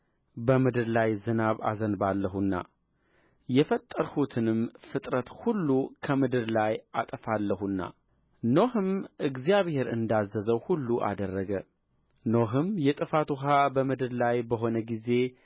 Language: Amharic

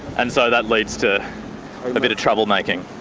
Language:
English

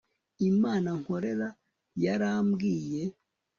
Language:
Kinyarwanda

